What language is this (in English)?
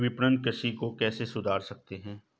Hindi